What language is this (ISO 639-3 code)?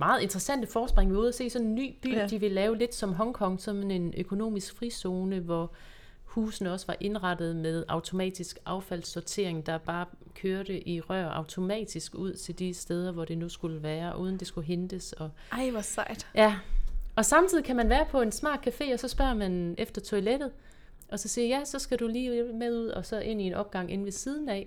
dan